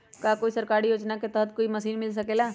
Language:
Magahi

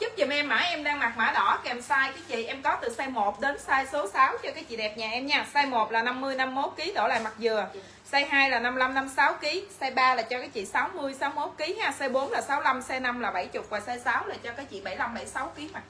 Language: Vietnamese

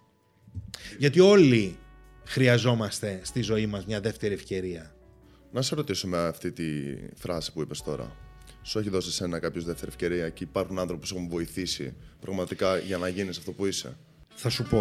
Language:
Greek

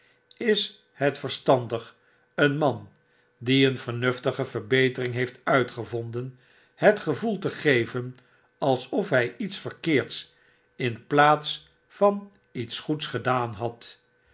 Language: Dutch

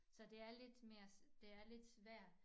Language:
Danish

